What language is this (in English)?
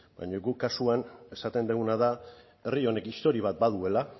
Basque